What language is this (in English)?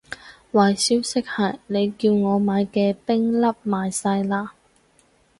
Cantonese